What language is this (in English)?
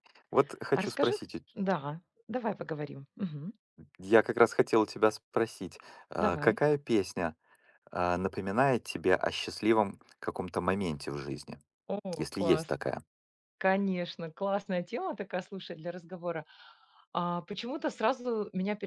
Russian